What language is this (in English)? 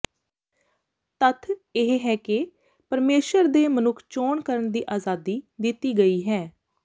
Punjabi